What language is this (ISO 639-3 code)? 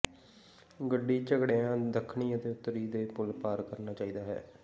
pan